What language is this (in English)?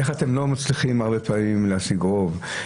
Hebrew